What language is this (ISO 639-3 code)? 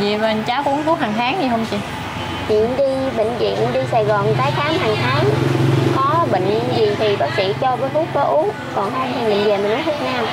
vie